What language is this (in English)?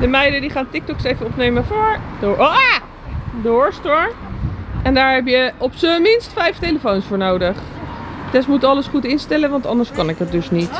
Dutch